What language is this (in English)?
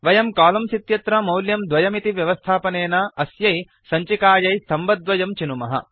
Sanskrit